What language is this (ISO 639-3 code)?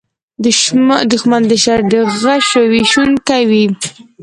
pus